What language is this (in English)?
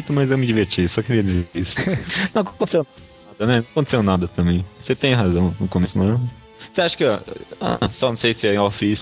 Portuguese